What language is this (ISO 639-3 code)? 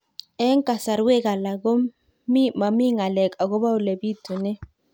kln